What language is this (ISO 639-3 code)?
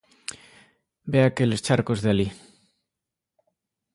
glg